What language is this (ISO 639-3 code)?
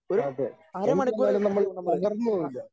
mal